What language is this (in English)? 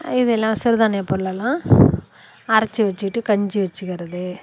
Tamil